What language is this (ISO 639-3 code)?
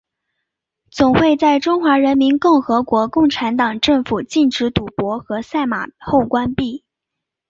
zho